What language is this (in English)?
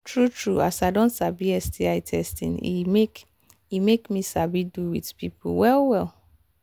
Nigerian Pidgin